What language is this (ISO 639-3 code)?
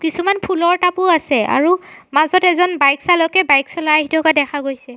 asm